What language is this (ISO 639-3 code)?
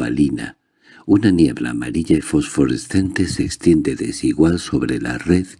spa